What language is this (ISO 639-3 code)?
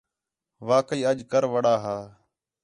xhe